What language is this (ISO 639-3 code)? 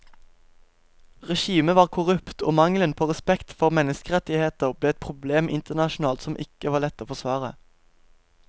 nor